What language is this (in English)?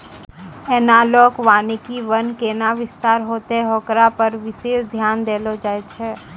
Maithili